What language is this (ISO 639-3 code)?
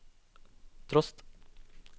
nor